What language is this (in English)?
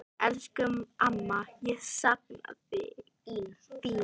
Icelandic